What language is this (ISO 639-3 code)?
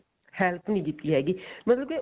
pan